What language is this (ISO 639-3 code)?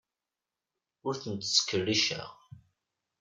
kab